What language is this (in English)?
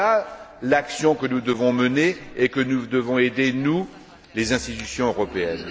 French